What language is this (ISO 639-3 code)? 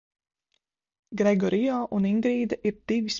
lav